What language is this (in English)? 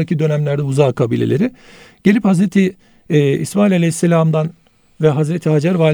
Turkish